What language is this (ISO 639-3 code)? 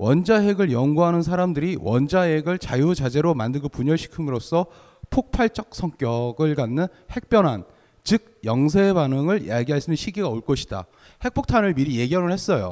kor